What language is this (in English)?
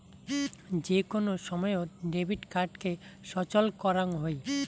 Bangla